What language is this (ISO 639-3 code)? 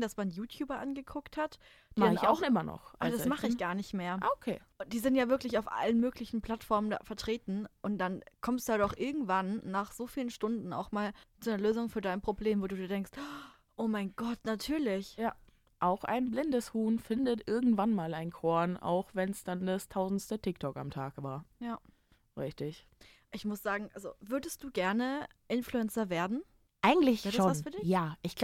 deu